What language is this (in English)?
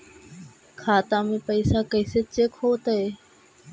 Magahi